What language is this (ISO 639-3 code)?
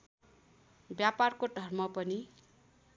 nep